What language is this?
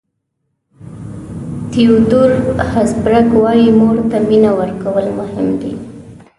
Pashto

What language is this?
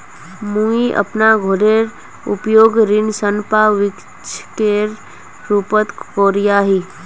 Magahi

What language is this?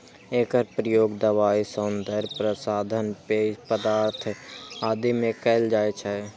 Maithili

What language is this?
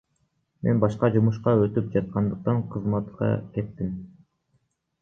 Kyrgyz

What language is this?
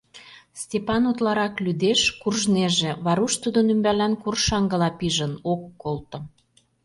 Mari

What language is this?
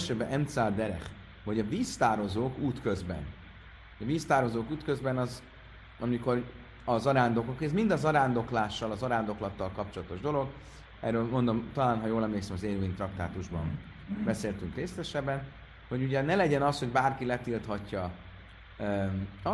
Hungarian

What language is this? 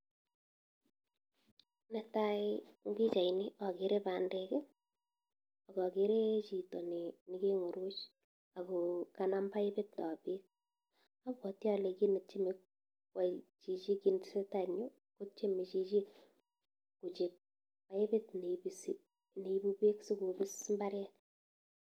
Kalenjin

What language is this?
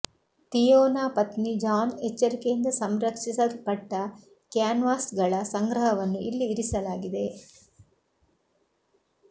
Kannada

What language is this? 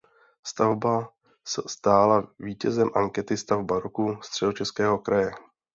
Czech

